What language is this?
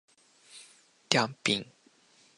Japanese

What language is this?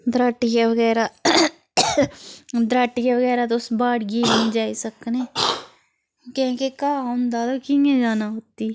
Dogri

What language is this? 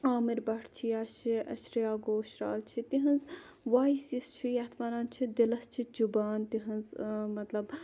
Kashmiri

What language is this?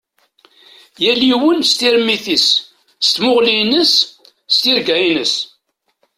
Kabyle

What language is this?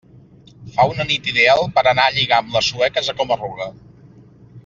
Catalan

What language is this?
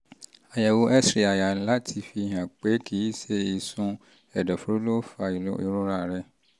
Yoruba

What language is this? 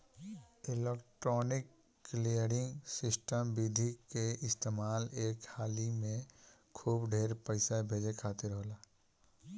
Bhojpuri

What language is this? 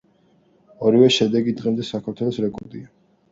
Georgian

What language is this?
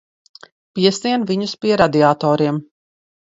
Latvian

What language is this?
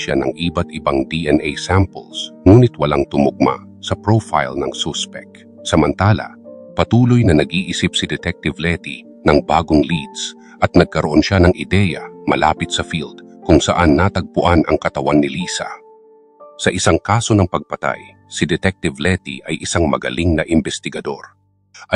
Filipino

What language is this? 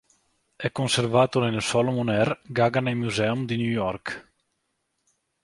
Italian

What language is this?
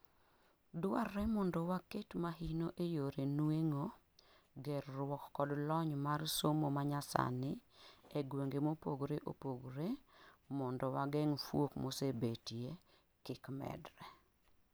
Luo (Kenya and Tanzania)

